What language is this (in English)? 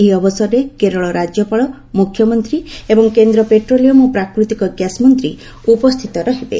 Odia